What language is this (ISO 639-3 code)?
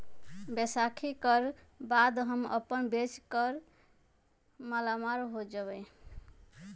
mag